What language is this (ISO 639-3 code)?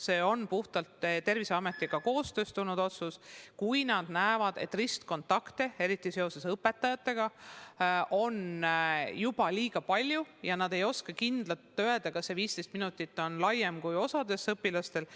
est